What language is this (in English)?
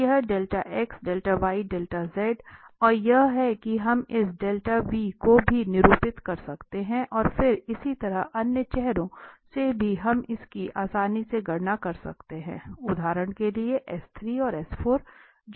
Hindi